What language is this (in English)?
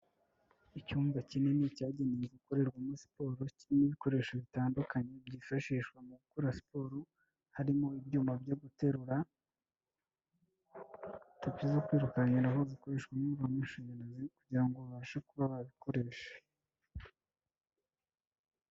Kinyarwanda